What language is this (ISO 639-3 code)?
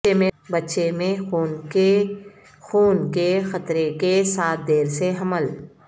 urd